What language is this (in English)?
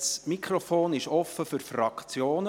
Swiss German